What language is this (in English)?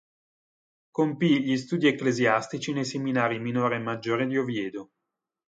Italian